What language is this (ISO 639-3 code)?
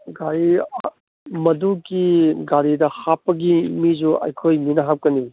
mni